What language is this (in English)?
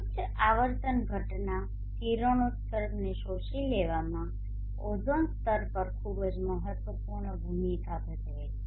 Gujarati